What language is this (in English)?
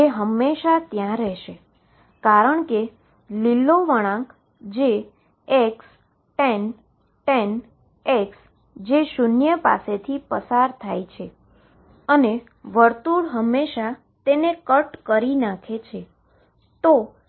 Gujarati